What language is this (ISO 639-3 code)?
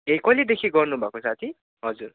nep